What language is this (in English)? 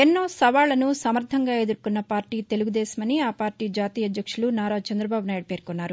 Telugu